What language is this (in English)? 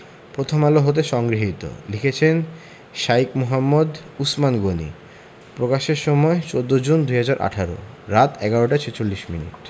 Bangla